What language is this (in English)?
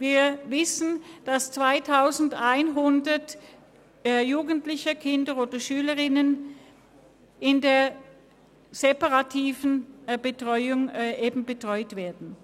Swiss German